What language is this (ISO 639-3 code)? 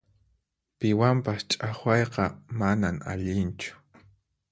qxp